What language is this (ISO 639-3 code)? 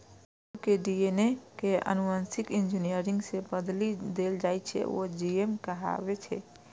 mai